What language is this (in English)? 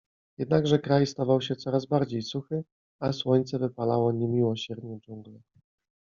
Polish